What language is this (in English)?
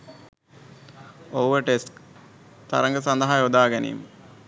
Sinhala